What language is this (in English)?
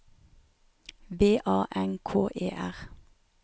Norwegian